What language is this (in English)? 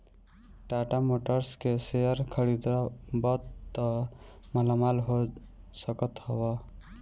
Bhojpuri